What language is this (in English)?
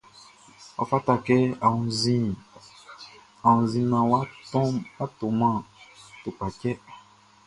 Baoulé